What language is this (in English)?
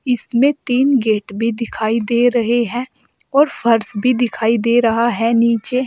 Hindi